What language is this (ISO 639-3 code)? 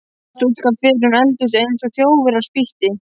isl